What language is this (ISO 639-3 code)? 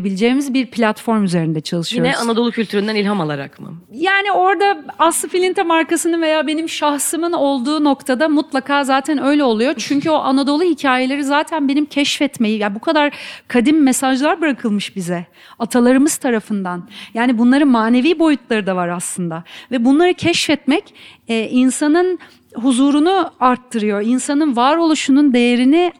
tur